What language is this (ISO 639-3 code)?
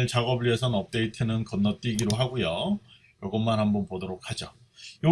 kor